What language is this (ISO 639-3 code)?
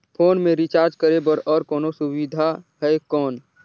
hne